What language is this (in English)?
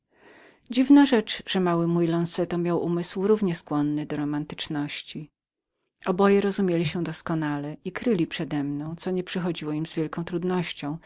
Polish